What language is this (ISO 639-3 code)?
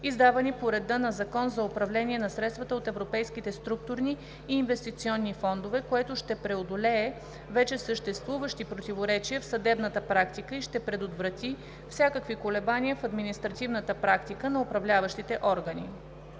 bul